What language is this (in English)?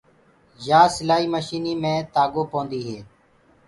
Gurgula